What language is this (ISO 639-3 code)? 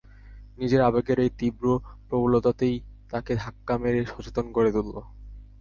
ben